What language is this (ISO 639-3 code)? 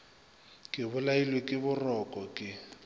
nso